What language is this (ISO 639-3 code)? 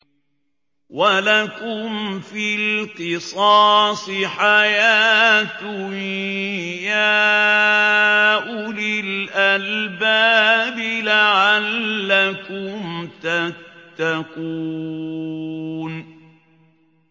ara